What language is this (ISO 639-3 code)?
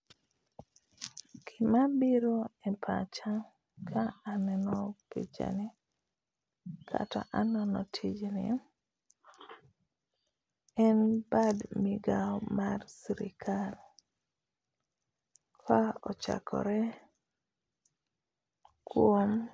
luo